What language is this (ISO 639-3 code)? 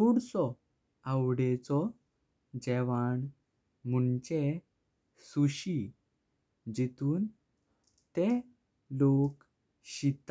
kok